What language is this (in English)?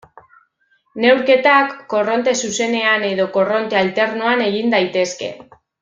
Basque